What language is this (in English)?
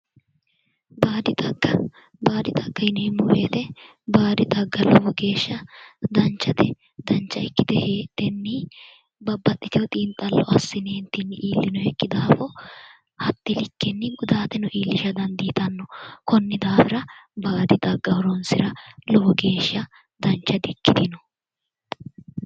Sidamo